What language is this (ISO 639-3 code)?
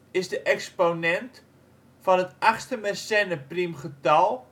nld